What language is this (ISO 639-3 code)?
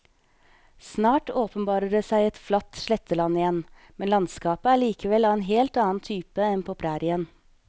nor